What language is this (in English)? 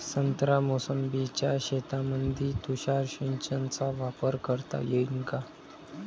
Marathi